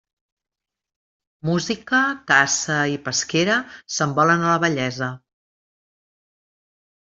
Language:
Catalan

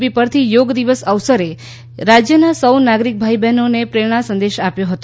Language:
Gujarati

